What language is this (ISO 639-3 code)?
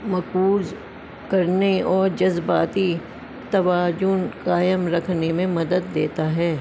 urd